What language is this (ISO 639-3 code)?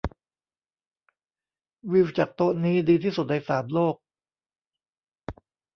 tha